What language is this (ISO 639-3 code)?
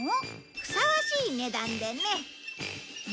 jpn